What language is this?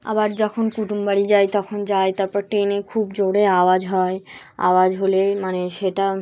Bangla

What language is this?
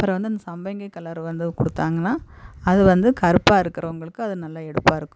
Tamil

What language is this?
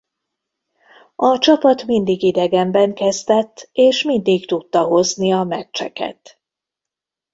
Hungarian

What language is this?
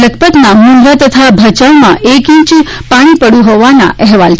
Gujarati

